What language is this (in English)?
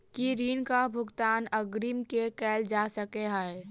Maithili